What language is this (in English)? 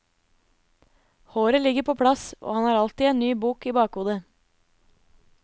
Norwegian